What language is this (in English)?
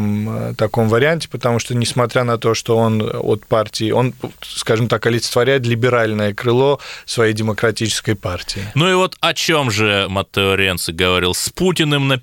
Russian